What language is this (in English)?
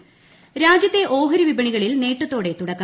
Malayalam